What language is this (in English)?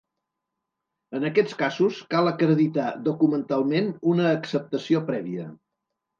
Catalan